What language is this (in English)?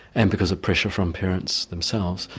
English